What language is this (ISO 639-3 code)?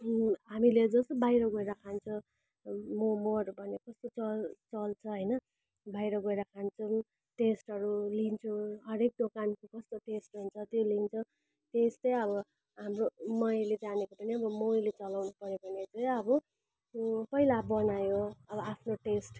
nep